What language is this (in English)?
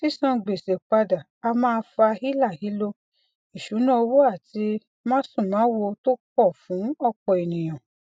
Yoruba